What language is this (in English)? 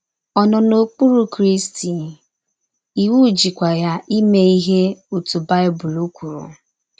Igbo